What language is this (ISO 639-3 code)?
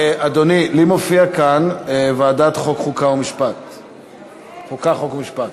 heb